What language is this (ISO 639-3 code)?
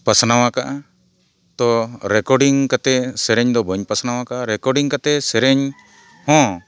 sat